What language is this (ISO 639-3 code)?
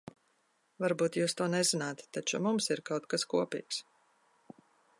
lav